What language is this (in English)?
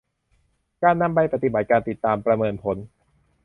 Thai